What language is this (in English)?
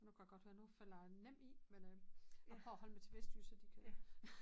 Danish